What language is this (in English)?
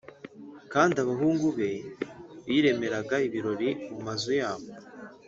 Kinyarwanda